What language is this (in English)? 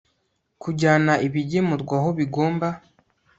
Kinyarwanda